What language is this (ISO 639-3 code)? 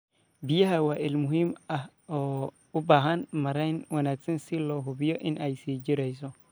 som